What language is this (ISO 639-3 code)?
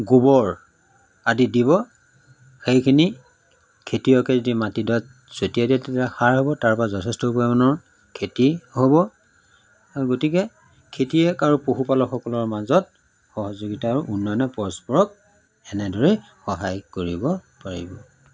asm